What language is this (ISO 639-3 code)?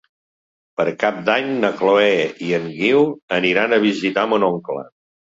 cat